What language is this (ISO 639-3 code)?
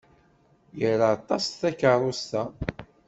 kab